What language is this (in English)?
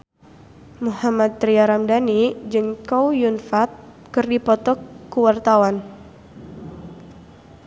Sundanese